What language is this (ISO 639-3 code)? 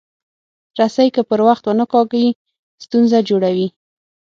pus